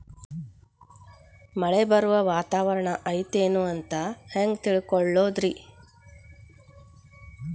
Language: Kannada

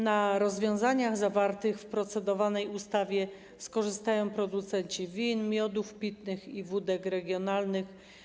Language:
Polish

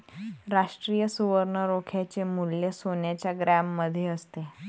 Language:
Marathi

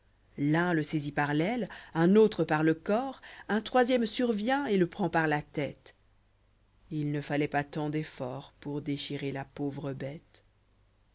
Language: French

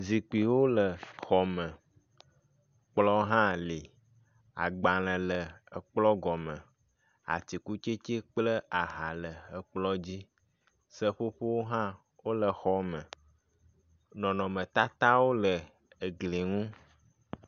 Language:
Ewe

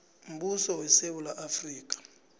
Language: South Ndebele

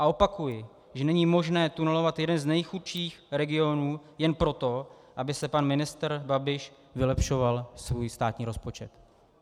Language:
Czech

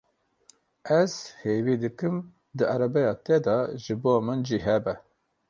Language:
Kurdish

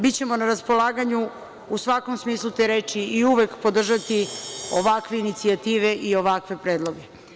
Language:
Serbian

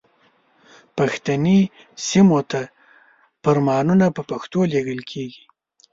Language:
Pashto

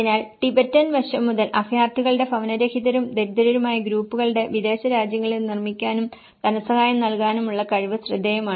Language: Malayalam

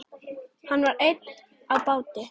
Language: Icelandic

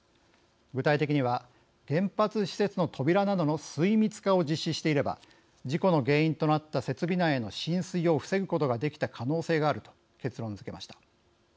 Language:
Japanese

